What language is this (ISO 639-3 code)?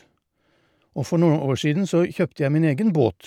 nor